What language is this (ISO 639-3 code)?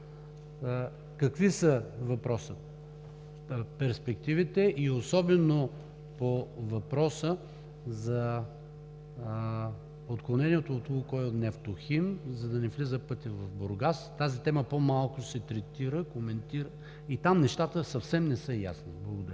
bul